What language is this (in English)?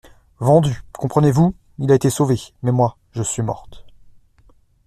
French